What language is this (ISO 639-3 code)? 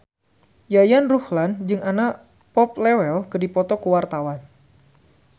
sun